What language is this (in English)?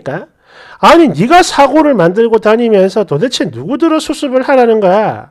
Korean